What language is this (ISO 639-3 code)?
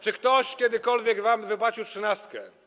pol